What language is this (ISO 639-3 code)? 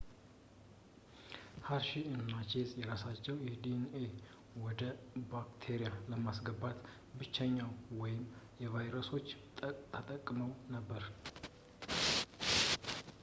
amh